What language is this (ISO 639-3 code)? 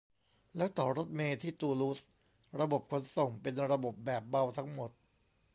tha